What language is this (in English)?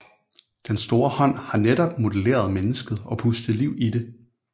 Danish